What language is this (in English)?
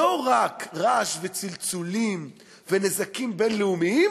Hebrew